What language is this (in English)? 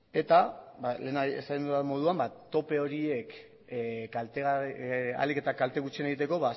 Basque